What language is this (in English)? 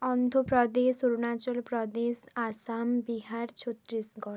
Bangla